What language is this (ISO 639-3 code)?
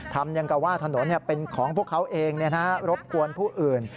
tha